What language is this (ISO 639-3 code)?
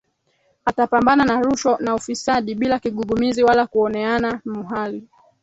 swa